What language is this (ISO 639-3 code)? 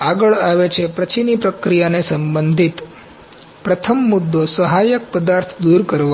guj